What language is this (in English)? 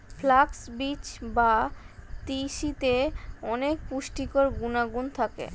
Bangla